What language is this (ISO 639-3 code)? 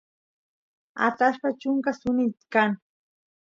qus